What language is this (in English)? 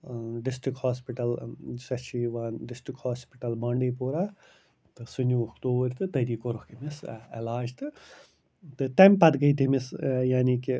Kashmiri